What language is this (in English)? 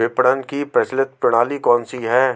Hindi